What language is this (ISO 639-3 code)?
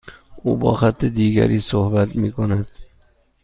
fas